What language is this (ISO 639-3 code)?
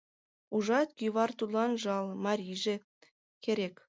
chm